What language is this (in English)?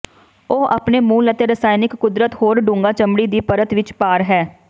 Punjabi